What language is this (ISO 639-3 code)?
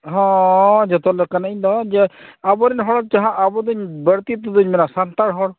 sat